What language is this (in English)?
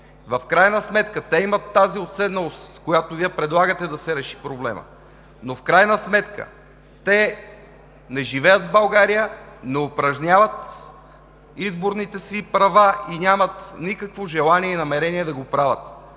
Bulgarian